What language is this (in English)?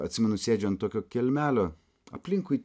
Lithuanian